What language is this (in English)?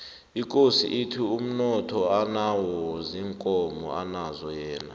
South Ndebele